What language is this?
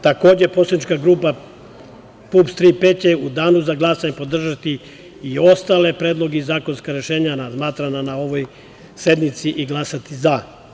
Serbian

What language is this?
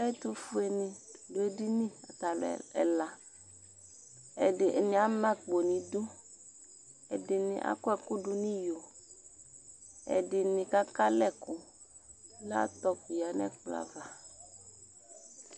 Ikposo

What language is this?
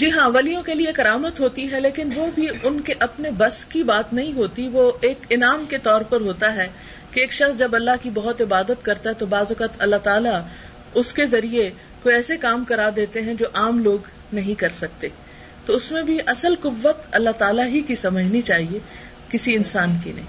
Urdu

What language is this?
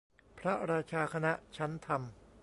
Thai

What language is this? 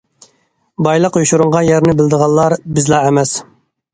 Uyghur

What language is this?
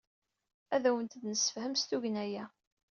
Kabyle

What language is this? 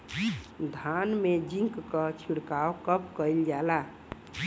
Bhojpuri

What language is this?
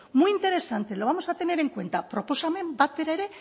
Spanish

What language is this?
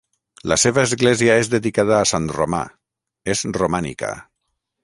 Catalan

